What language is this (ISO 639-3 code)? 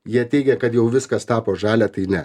lit